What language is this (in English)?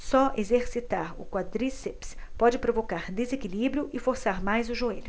Portuguese